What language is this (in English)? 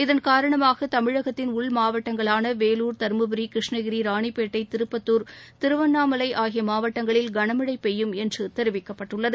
Tamil